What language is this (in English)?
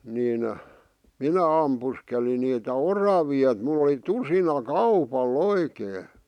Finnish